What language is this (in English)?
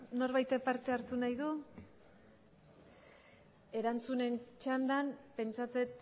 Basque